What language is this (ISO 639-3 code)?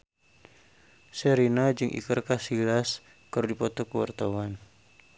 sun